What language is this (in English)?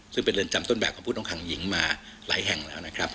Thai